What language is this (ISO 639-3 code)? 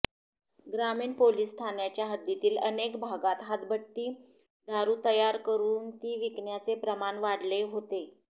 mar